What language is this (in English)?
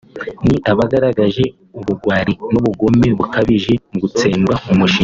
Kinyarwanda